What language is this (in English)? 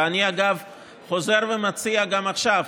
Hebrew